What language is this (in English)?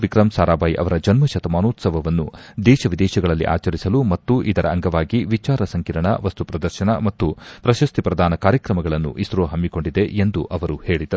Kannada